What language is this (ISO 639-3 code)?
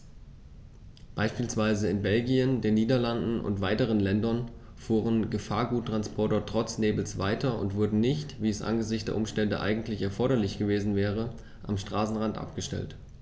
deu